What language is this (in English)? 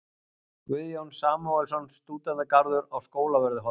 Icelandic